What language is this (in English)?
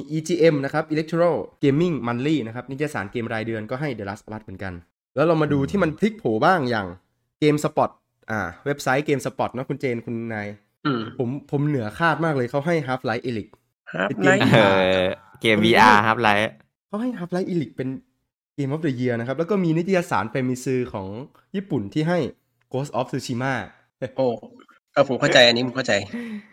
Thai